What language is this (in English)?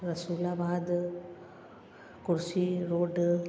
Sindhi